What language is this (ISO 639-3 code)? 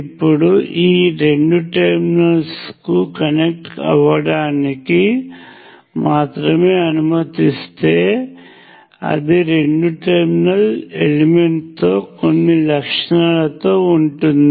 tel